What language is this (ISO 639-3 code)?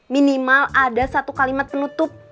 ind